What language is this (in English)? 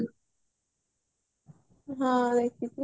Odia